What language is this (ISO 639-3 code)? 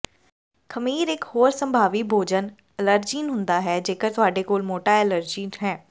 pan